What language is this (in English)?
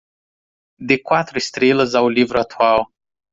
Portuguese